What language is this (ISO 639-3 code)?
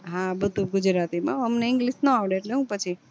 guj